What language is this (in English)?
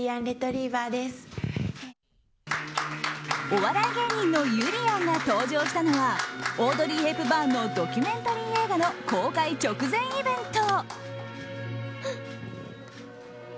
Japanese